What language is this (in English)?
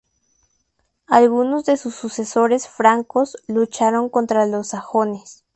Spanish